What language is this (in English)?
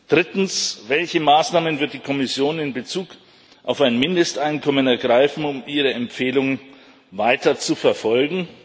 German